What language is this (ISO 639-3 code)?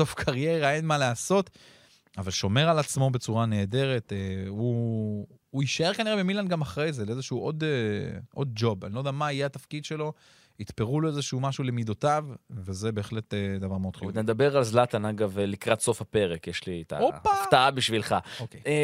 heb